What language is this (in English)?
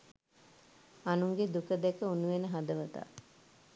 Sinhala